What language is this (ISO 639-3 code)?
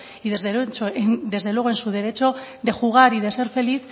spa